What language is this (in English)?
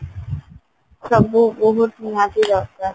Odia